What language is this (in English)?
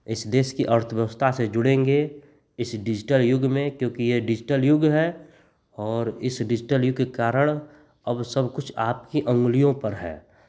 Hindi